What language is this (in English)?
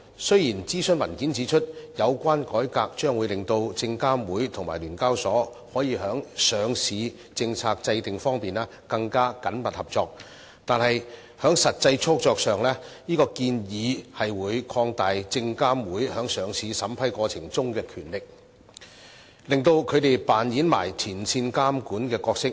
Cantonese